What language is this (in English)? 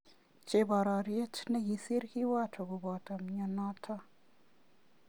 Kalenjin